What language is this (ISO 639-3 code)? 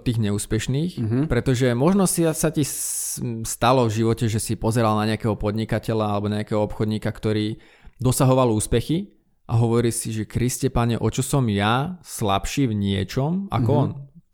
slk